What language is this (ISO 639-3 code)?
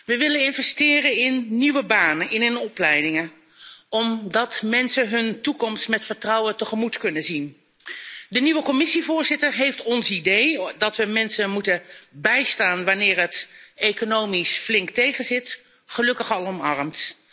nld